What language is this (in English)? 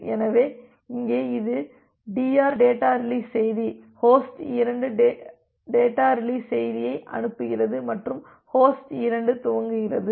Tamil